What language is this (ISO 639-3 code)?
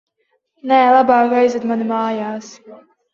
lav